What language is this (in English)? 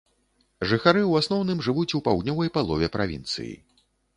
Belarusian